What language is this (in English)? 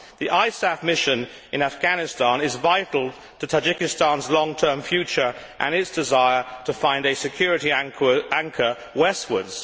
English